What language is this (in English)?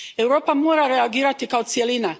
Croatian